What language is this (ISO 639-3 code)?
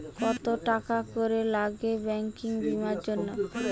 ben